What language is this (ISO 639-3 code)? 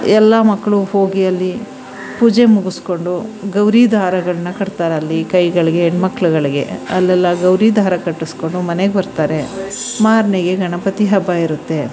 kan